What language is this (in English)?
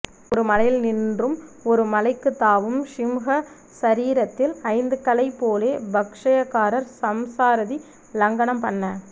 Tamil